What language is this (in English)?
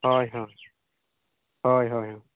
Santali